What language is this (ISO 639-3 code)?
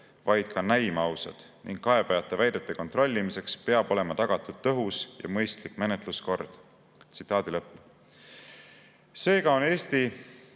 est